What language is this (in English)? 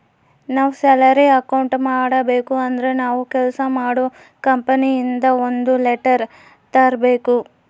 Kannada